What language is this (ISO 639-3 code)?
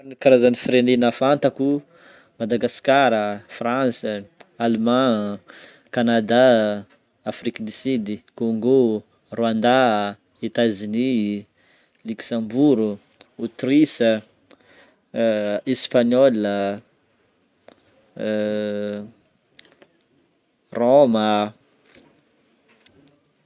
bmm